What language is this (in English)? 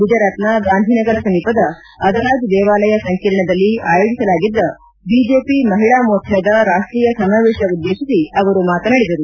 Kannada